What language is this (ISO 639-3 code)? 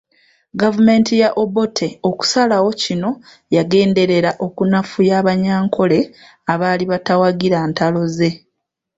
lug